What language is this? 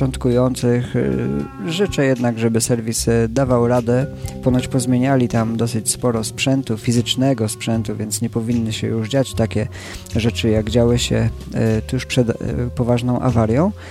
Polish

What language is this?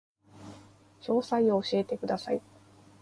Japanese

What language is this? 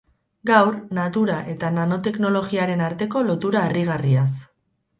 Basque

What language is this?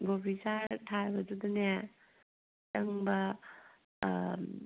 Manipuri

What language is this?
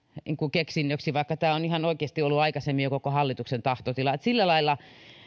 Finnish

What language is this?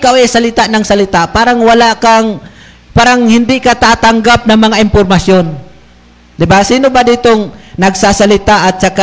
Filipino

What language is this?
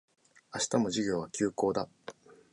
Japanese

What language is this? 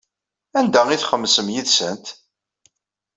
Kabyle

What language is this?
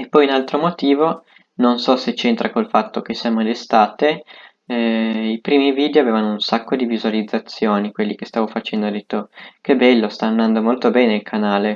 Italian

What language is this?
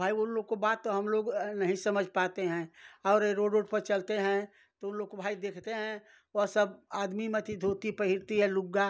Hindi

